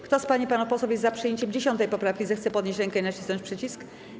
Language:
Polish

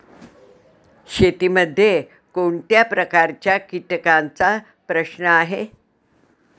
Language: Marathi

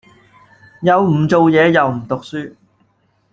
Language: Cantonese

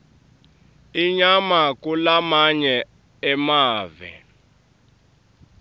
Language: Swati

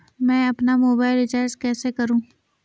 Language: Hindi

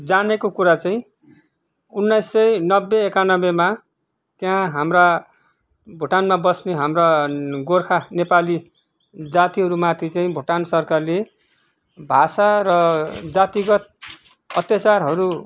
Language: Nepali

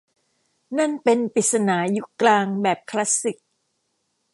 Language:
Thai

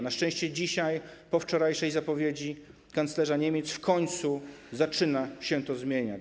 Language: Polish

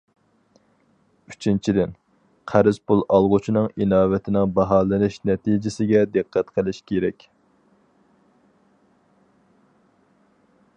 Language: Uyghur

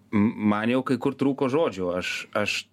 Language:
Lithuanian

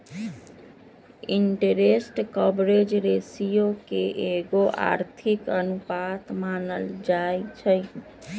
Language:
Magahi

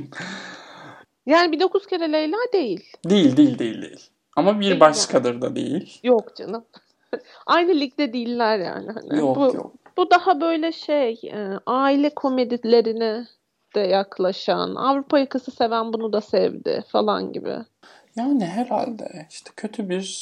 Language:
Turkish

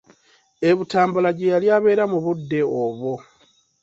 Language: Ganda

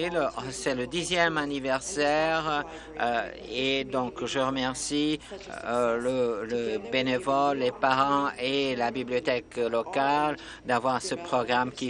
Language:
French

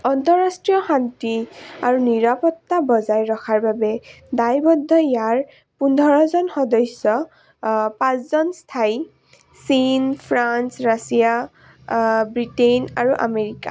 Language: Assamese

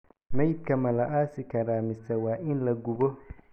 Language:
Somali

